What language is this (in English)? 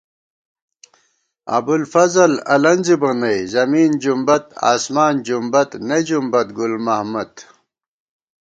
Gawar-Bati